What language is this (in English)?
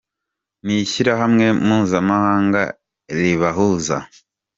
Kinyarwanda